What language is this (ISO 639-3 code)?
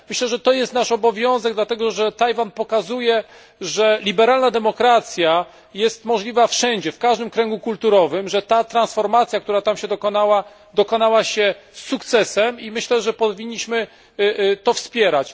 pol